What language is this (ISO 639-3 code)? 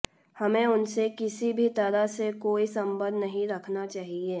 hin